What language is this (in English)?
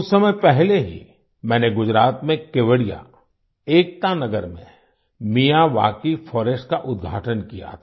Hindi